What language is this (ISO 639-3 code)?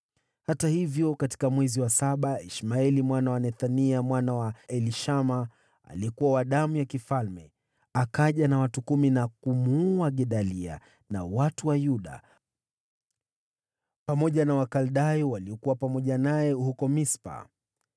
swa